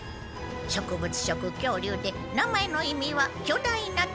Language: Japanese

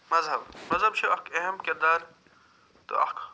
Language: Kashmiri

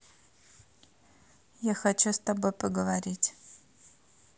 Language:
Russian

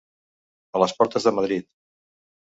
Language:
Catalan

